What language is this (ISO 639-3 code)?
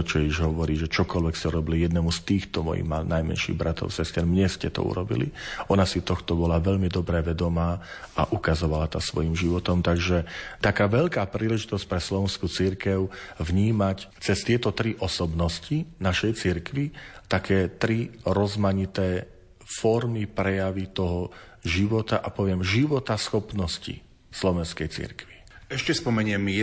slk